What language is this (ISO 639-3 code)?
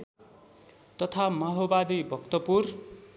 nep